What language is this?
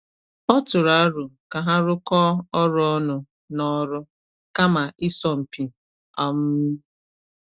Igbo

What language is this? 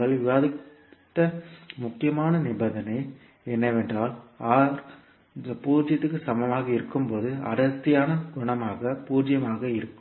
Tamil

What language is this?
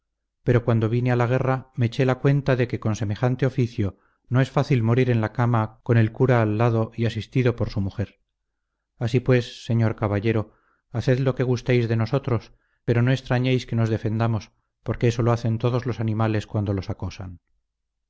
Spanish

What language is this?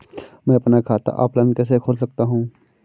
Hindi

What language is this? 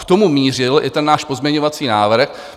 Czech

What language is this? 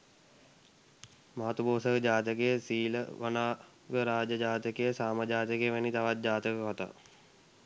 Sinhala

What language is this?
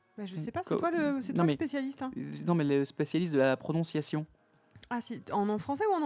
French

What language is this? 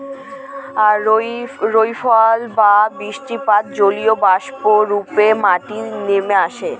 Bangla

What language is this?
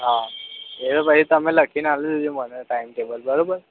Gujarati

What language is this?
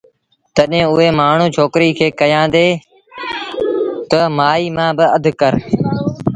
Sindhi Bhil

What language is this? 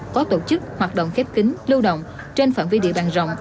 Vietnamese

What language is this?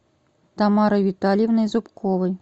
Russian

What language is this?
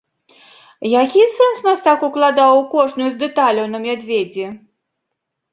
Belarusian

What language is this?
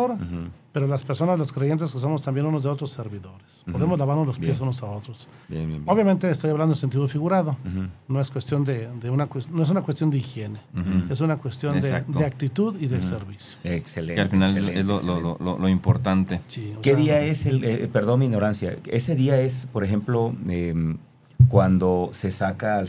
Spanish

